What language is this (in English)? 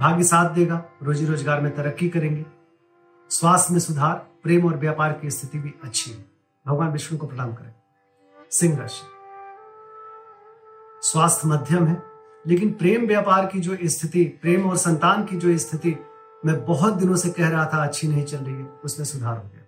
Hindi